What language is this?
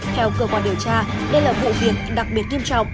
Vietnamese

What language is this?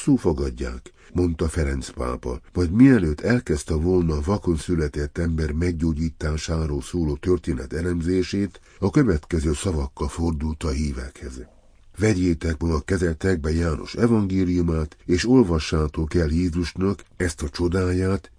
Hungarian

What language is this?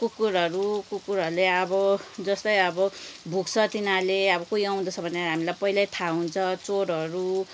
Nepali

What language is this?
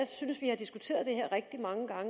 Danish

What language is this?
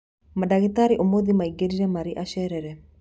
Kikuyu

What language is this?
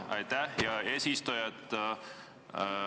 Estonian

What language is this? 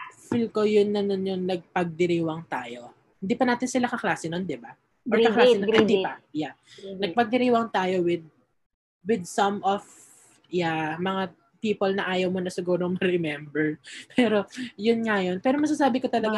Filipino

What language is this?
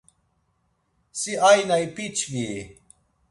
Laz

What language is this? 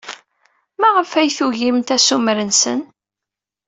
Kabyle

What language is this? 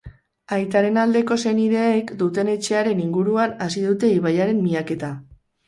Basque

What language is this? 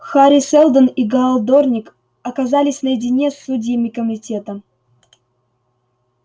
Russian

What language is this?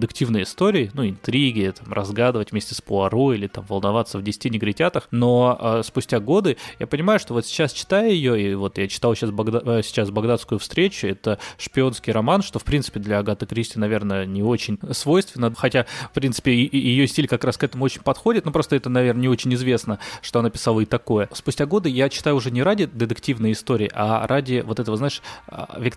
Russian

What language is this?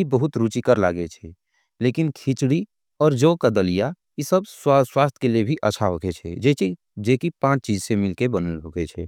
Angika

